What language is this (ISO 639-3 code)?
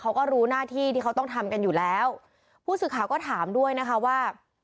tha